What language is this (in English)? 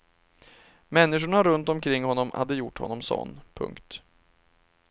Swedish